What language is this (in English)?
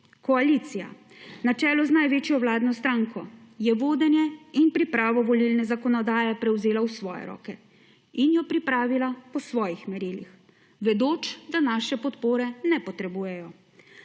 Slovenian